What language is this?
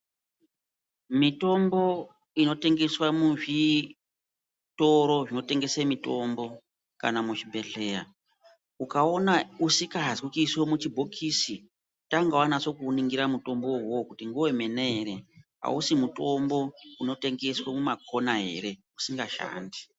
Ndau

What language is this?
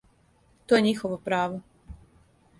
Serbian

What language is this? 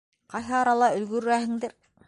Bashkir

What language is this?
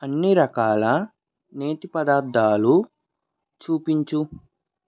Telugu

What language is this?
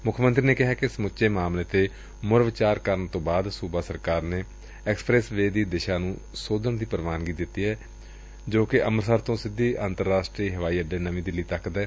Punjabi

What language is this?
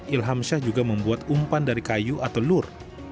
Indonesian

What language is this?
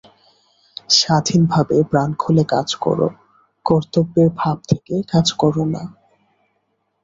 Bangla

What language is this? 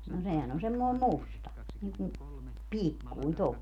Finnish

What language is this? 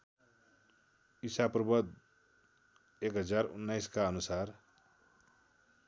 Nepali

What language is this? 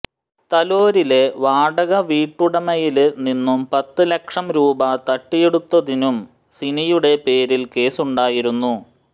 Malayalam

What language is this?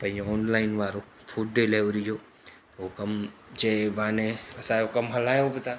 Sindhi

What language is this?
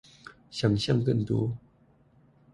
Chinese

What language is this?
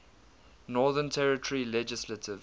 English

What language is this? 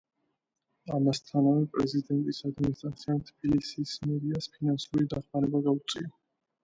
Georgian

